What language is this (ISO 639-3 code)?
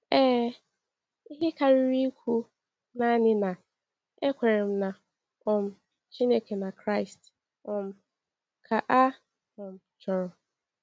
ibo